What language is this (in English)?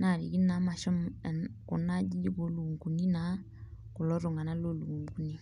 Masai